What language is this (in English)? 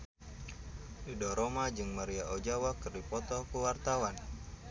Sundanese